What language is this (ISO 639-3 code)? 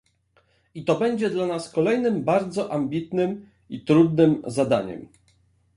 pol